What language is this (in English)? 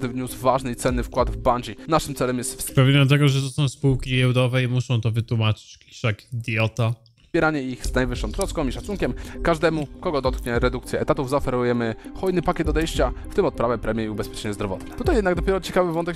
Polish